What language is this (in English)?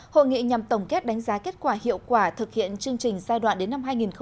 Vietnamese